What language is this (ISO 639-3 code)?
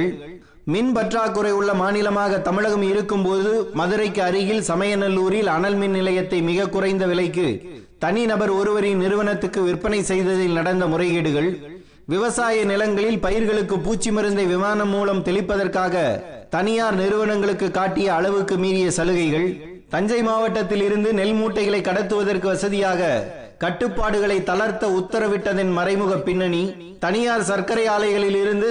tam